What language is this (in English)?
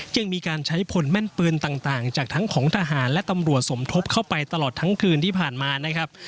Thai